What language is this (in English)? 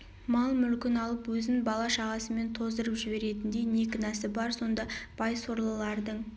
Kazakh